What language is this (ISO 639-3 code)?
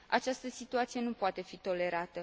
ron